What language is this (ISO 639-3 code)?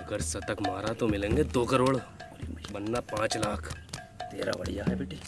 hin